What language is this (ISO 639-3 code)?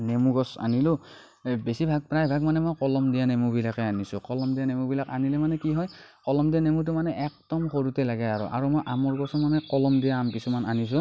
asm